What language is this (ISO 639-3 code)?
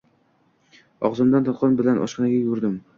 uzb